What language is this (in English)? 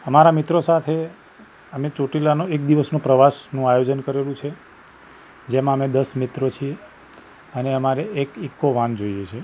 Gujarati